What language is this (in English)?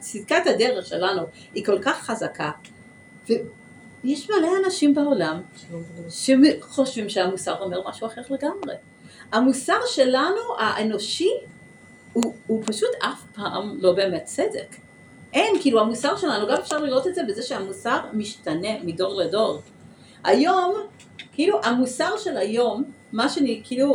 Hebrew